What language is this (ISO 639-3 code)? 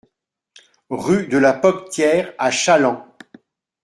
fra